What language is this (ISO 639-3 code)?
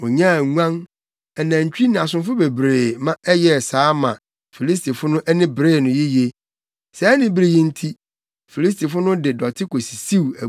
aka